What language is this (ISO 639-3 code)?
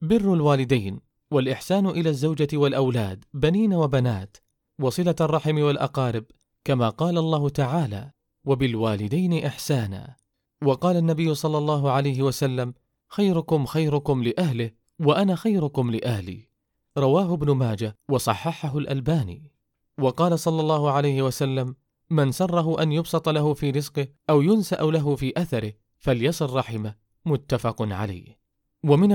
ara